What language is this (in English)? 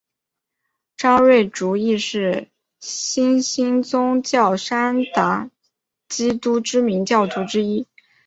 Chinese